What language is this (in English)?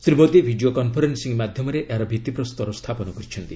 Odia